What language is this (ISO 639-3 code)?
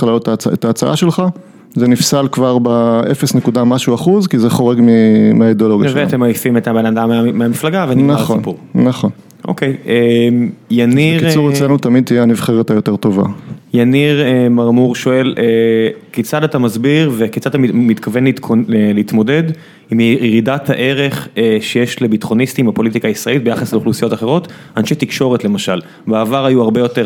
heb